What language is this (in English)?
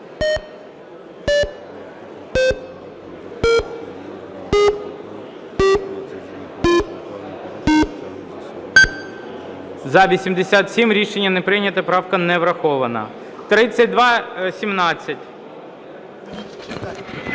Ukrainian